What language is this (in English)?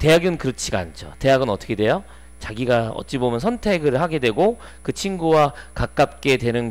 Korean